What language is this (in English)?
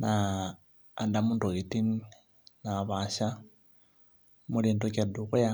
Masai